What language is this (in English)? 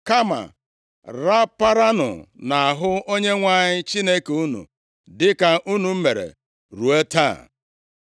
Igbo